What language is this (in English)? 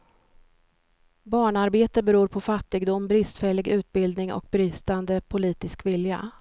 Swedish